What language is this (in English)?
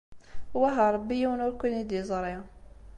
Kabyle